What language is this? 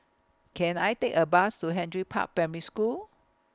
English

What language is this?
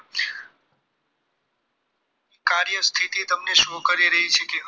Gujarati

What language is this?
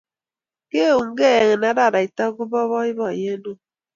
Kalenjin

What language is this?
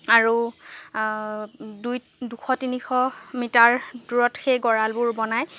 Assamese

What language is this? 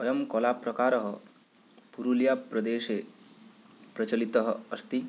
Sanskrit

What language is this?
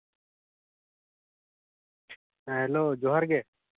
Santali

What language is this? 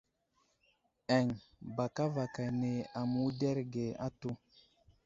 Wuzlam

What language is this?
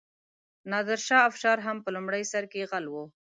Pashto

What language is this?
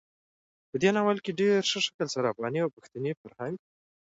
Pashto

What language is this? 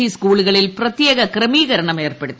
Malayalam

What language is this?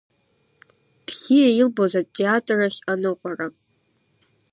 Abkhazian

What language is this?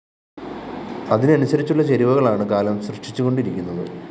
Malayalam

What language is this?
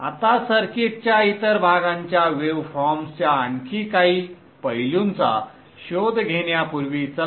Marathi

